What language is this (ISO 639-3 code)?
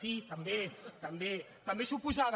cat